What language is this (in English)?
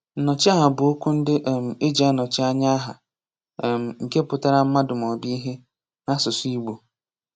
Igbo